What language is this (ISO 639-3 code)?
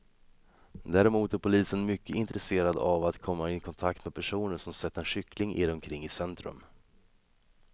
swe